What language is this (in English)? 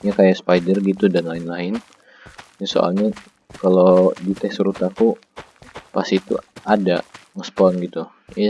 Indonesian